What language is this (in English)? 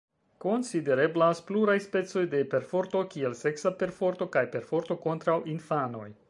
Esperanto